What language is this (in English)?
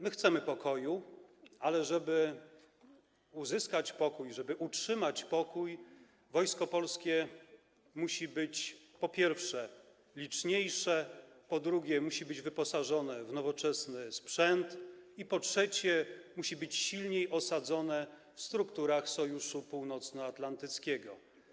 Polish